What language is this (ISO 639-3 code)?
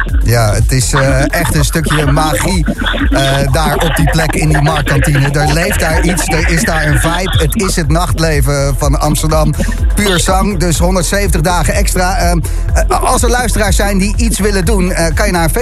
nld